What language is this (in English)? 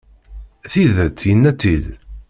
Kabyle